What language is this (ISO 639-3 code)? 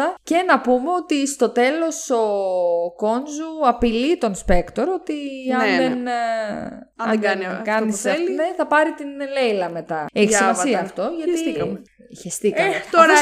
ell